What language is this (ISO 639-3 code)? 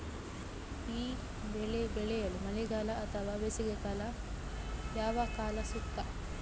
kan